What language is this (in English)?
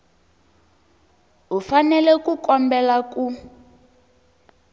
Tsonga